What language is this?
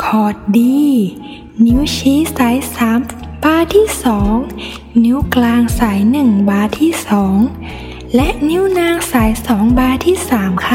Thai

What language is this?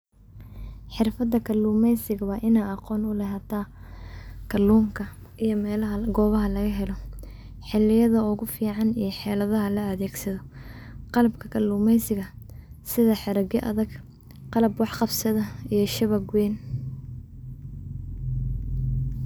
Somali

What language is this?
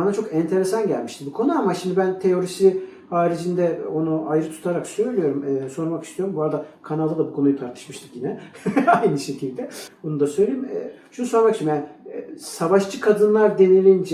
Turkish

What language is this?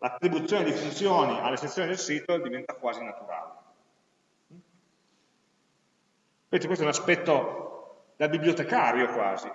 Italian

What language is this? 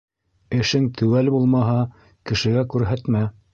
Bashkir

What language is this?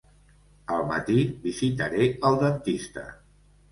Catalan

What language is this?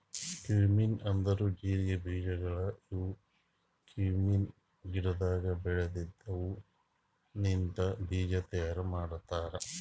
Kannada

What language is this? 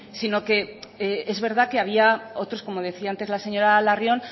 Spanish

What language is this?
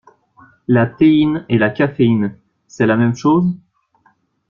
French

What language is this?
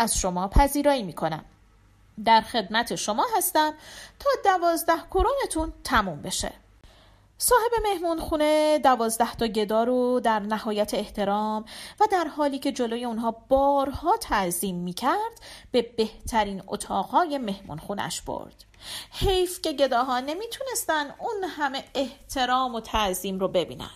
Persian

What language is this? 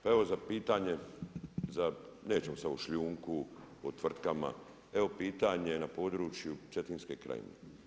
Croatian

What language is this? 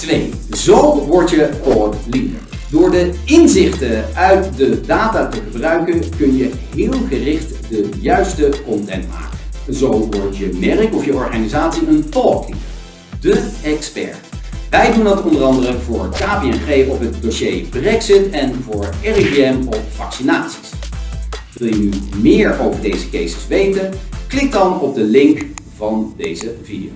Dutch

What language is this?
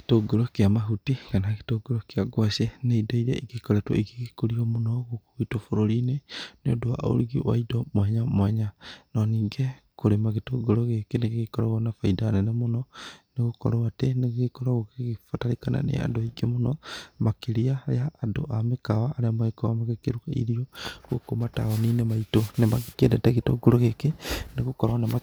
Kikuyu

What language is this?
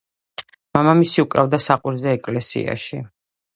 Georgian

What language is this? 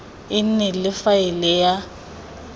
Tswana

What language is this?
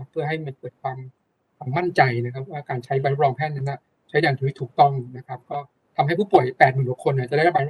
Thai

